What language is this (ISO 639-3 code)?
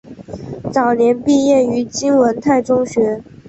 zho